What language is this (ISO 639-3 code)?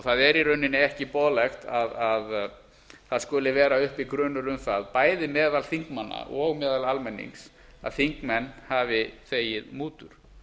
isl